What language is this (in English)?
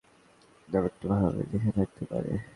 Bangla